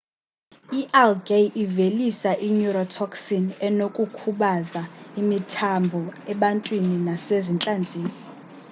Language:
Xhosa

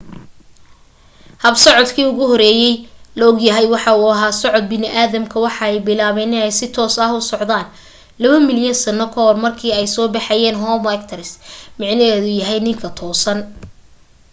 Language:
Somali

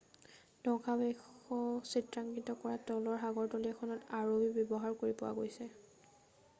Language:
Assamese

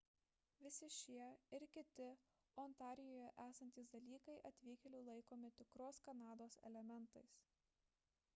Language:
Lithuanian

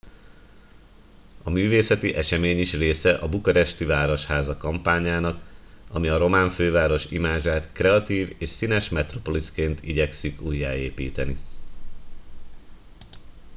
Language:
Hungarian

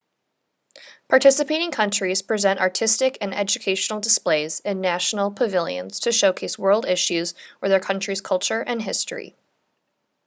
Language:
English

